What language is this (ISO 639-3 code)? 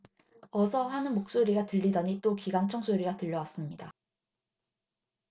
kor